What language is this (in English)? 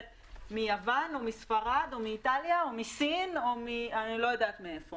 Hebrew